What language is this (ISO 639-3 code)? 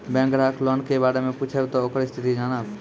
mai